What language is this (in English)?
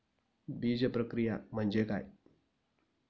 Marathi